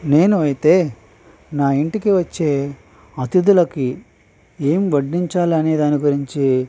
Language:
Telugu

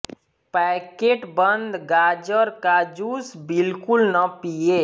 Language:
Hindi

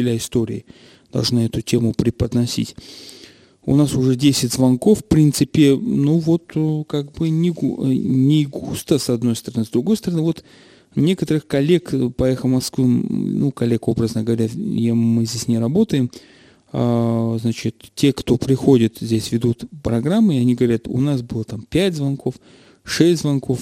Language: Russian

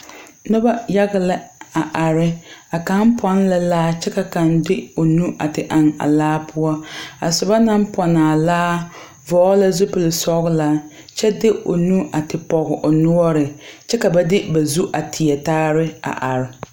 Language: Southern Dagaare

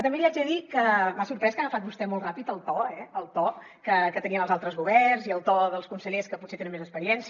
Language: Catalan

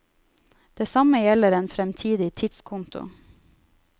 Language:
Norwegian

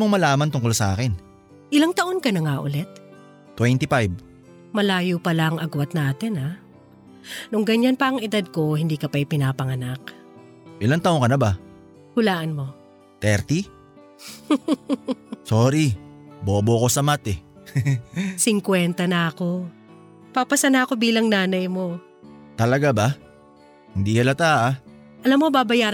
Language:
Filipino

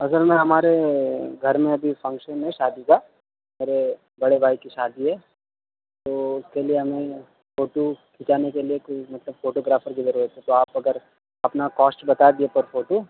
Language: Urdu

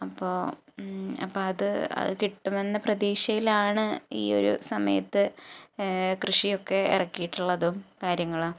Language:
Malayalam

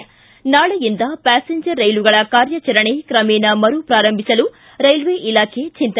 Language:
Kannada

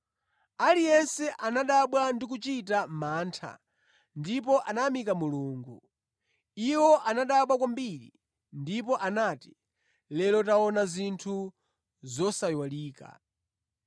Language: Nyanja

